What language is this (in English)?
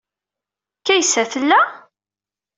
Kabyle